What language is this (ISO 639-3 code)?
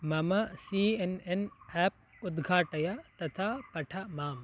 san